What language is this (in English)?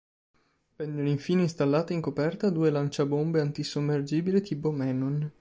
Italian